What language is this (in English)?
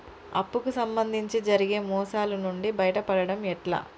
Telugu